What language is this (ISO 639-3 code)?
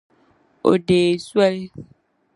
dag